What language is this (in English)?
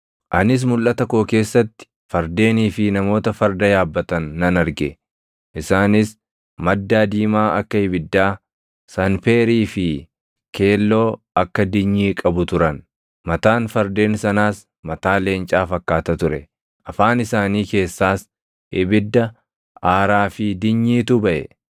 Oromo